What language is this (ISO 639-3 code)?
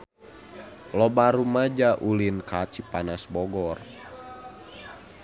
sun